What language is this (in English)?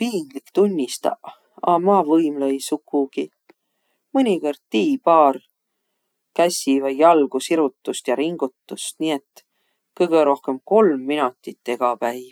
Võro